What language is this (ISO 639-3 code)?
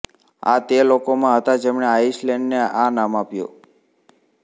guj